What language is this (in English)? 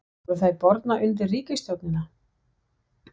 Icelandic